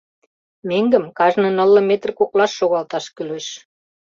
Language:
Mari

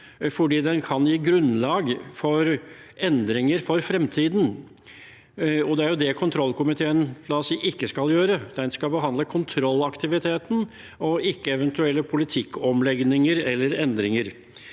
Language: Norwegian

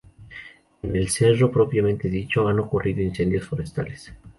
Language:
Spanish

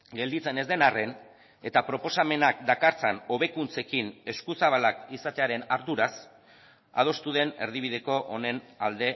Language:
Basque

